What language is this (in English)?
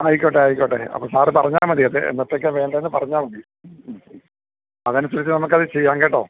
Malayalam